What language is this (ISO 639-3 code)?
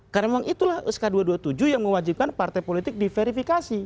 ind